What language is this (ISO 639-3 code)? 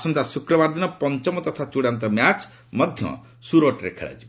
ori